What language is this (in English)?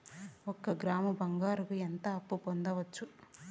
Telugu